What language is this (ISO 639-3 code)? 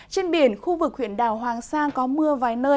vie